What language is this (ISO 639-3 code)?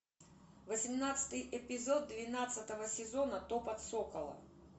rus